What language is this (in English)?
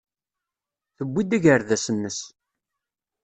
Kabyle